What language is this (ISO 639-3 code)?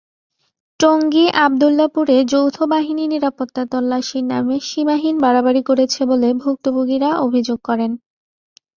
ben